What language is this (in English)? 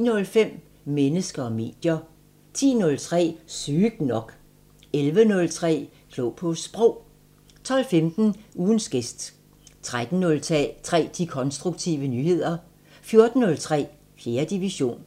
Danish